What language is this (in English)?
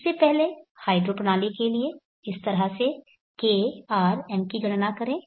Hindi